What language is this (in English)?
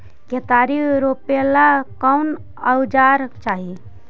Magahi